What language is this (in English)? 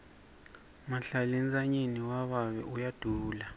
Swati